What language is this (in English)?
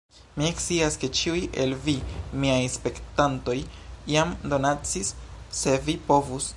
Esperanto